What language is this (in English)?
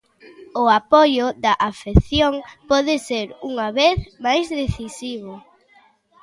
Galician